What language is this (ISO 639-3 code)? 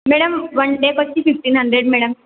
tel